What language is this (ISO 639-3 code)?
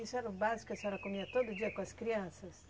por